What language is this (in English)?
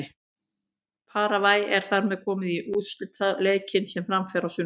Icelandic